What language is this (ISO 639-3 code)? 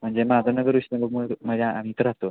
mar